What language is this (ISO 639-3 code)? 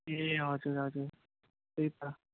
nep